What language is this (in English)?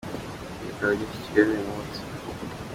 Kinyarwanda